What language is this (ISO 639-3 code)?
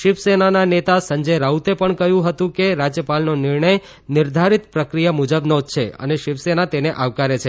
guj